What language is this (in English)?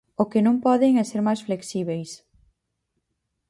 Galician